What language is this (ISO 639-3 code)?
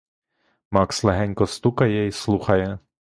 ukr